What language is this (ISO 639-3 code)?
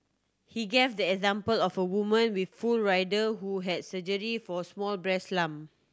eng